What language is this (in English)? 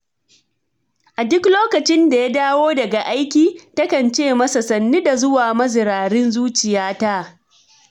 Hausa